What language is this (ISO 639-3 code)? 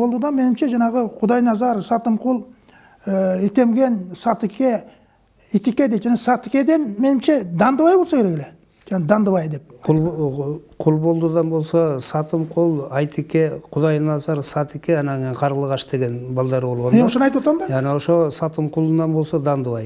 tur